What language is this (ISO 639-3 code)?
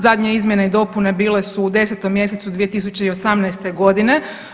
hrv